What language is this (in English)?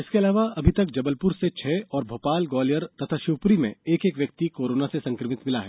Hindi